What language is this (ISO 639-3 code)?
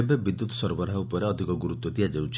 ori